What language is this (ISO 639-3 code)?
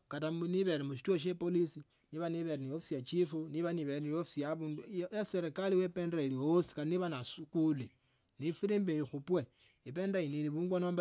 lto